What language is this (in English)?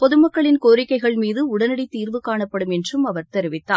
Tamil